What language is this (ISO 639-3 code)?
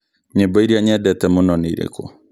kik